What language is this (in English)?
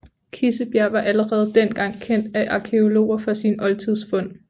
Danish